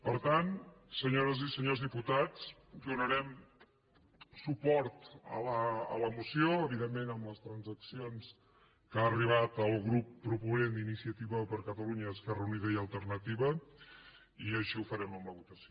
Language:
Catalan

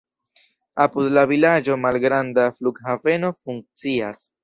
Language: Esperanto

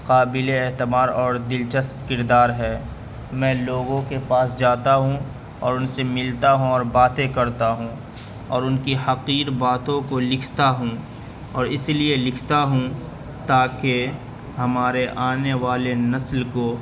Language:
Urdu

